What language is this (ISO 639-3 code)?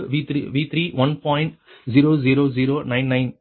tam